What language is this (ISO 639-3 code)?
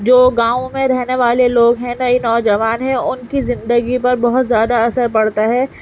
urd